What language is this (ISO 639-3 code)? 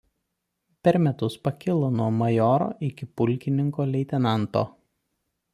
lit